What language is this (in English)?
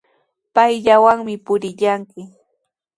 Sihuas Ancash Quechua